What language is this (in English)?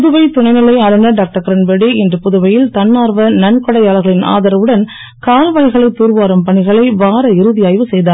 Tamil